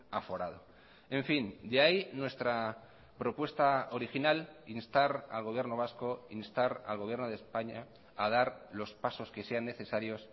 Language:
Spanish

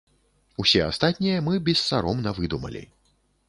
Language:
Belarusian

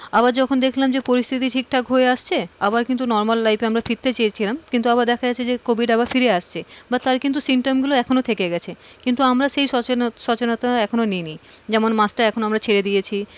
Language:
Bangla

